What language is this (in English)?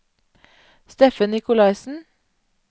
Norwegian